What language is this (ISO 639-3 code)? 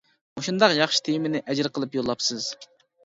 uig